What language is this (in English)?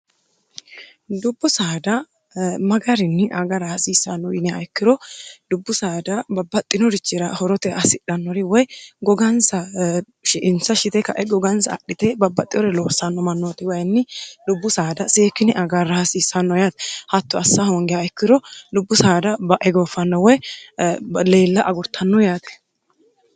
Sidamo